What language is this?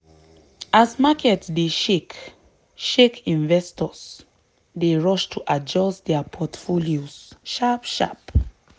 Nigerian Pidgin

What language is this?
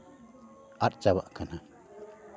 Santali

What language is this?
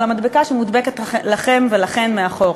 Hebrew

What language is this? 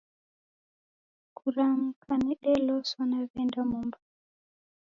Taita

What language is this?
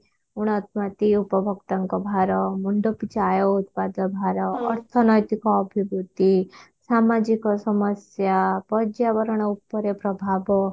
Odia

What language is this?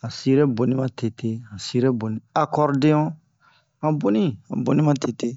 Bomu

